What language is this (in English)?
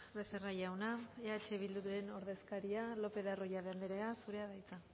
Basque